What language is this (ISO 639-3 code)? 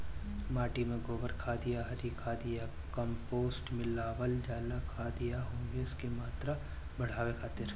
bho